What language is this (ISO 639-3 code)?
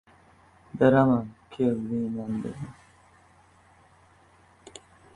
uzb